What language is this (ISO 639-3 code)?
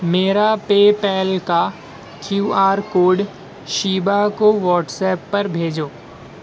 urd